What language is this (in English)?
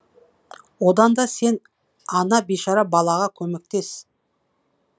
Kazakh